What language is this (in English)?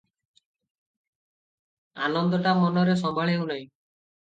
Odia